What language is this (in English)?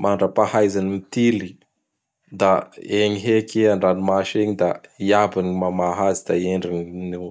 Bara Malagasy